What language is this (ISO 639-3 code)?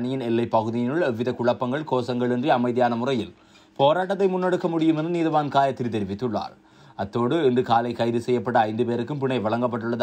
tur